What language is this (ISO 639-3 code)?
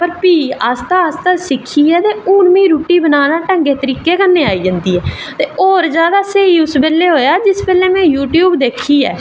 doi